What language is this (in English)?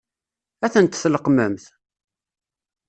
Kabyle